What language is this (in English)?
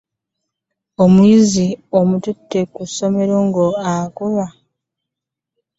Ganda